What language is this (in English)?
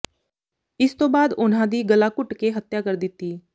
Punjabi